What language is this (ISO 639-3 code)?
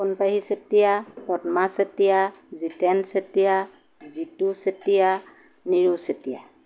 asm